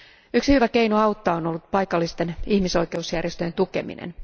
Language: Finnish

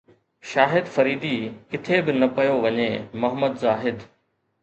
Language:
Sindhi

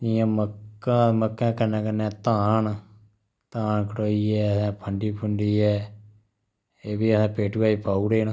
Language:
Dogri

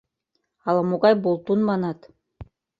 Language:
Mari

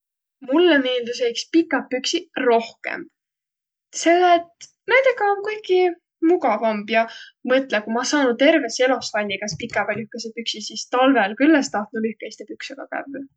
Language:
Võro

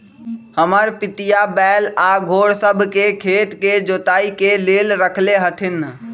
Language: Magahi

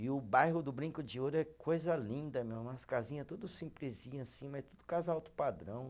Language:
Portuguese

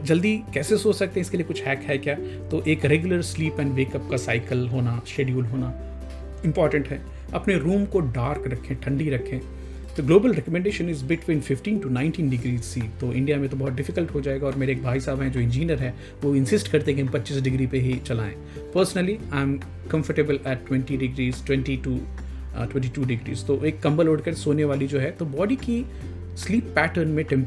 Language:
Hindi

